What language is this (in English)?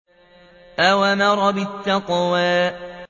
Arabic